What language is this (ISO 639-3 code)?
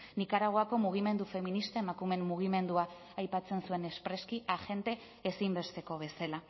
eus